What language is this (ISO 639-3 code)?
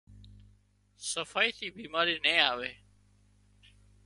kxp